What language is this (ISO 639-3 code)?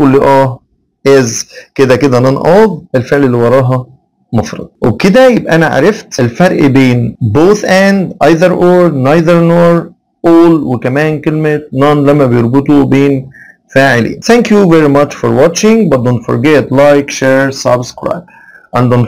ara